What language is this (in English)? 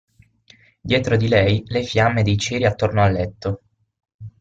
Italian